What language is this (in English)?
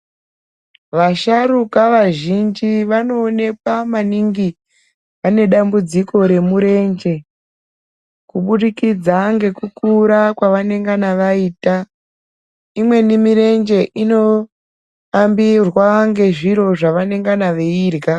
Ndau